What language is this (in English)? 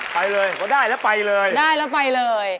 Thai